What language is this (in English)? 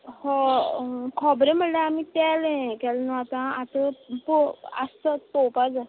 Konkani